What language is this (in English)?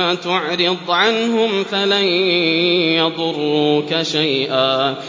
Arabic